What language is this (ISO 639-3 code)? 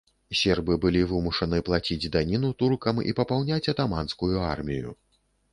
bel